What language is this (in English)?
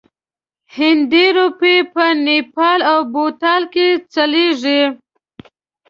Pashto